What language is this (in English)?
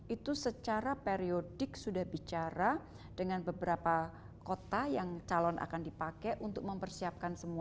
Indonesian